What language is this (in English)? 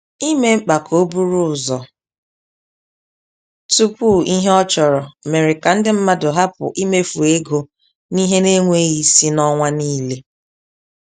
Igbo